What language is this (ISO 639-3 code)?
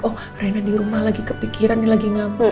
ind